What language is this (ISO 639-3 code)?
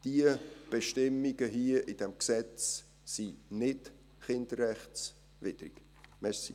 gsw